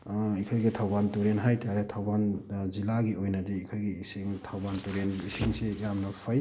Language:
Manipuri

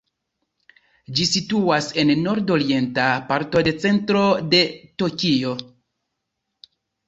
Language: Esperanto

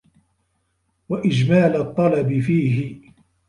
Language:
Arabic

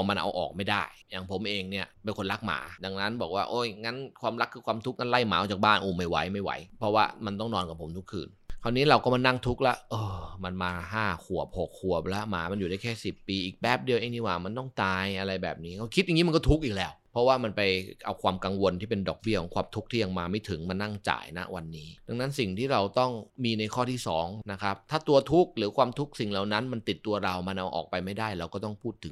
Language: Thai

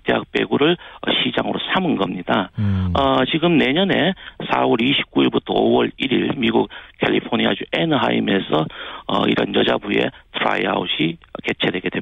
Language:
Korean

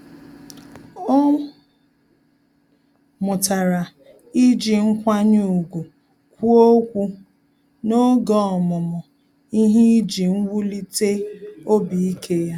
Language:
Igbo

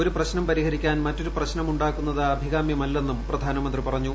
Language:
Malayalam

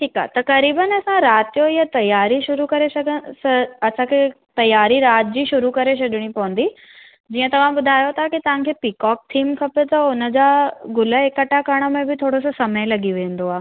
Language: Sindhi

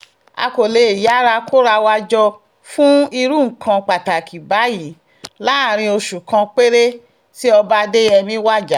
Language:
Yoruba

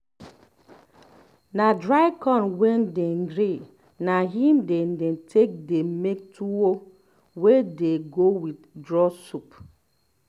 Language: Nigerian Pidgin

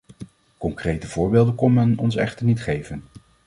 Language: Dutch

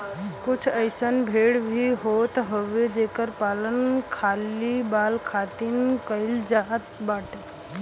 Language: Bhojpuri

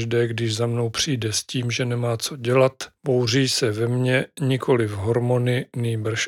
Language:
Czech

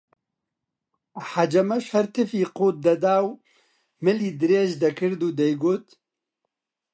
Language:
Central Kurdish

